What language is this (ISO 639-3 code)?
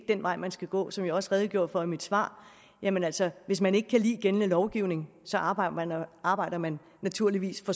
dan